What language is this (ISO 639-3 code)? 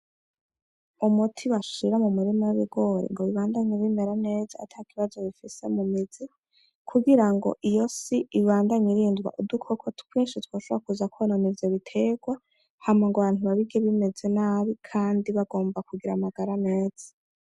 run